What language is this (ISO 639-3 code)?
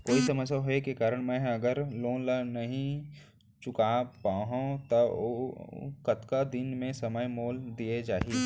hne